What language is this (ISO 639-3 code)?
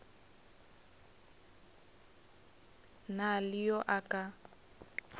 nso